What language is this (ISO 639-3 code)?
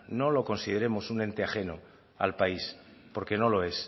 spa